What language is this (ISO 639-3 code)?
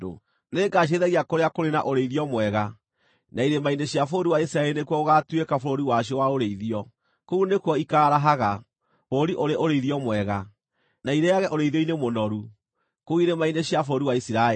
kik